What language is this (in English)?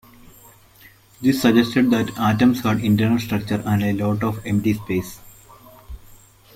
English